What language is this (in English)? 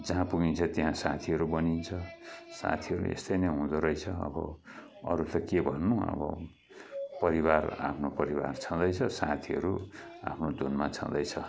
Nepali